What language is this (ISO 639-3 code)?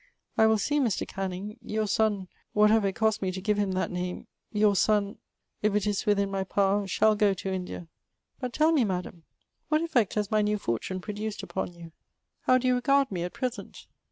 eng